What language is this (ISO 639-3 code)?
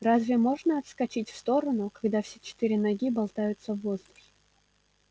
rus